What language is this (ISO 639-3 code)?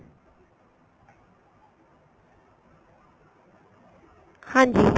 pan